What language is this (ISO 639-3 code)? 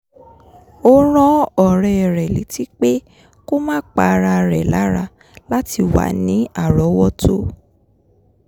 yor